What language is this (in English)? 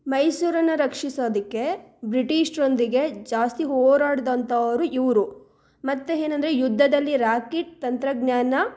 Kannada